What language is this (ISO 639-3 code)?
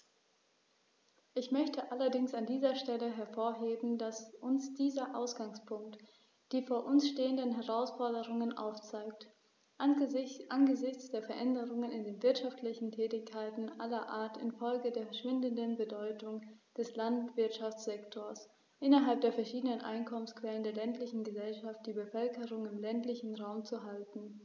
deu